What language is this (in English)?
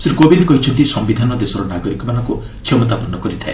Odia